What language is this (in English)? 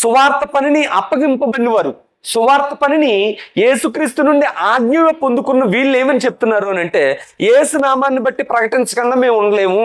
Telugu